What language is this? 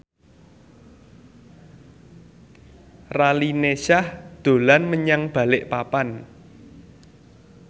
Javanese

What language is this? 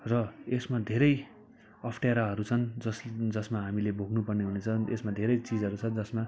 Nepali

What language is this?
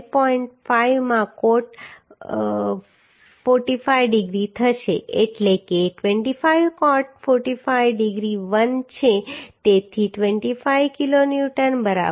Gujarati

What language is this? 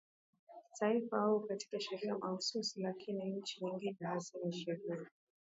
Swahili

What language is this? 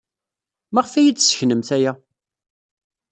Kabyle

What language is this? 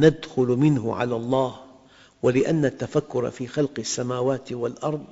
Arabic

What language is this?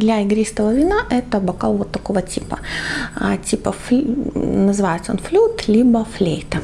Russian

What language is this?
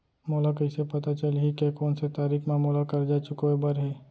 Chhattisgarhi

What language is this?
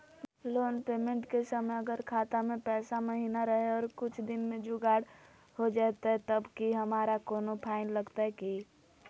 Magahi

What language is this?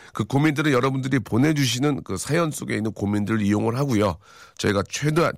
Korean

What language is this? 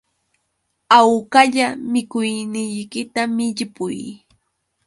Yauyos Quechua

